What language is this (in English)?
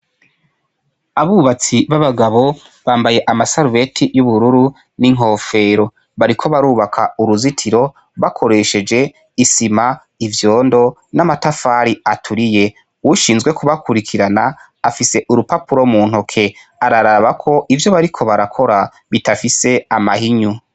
Rundi